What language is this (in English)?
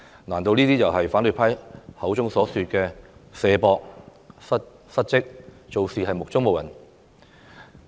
Cantonese